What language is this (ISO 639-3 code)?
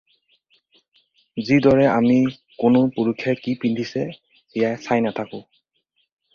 asm